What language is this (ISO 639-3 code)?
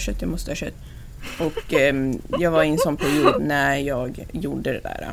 swe